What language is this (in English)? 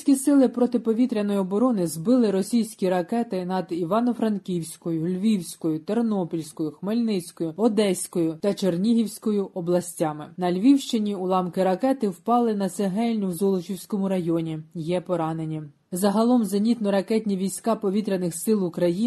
Ukrainian